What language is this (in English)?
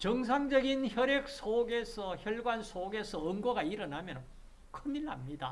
Korean